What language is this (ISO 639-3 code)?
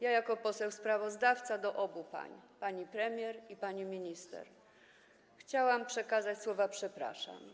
pol